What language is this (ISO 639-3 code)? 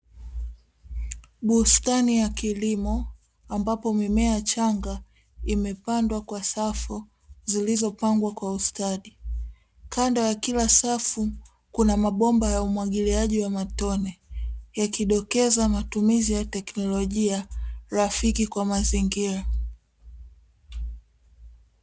swa